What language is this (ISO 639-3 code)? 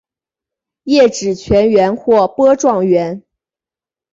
zho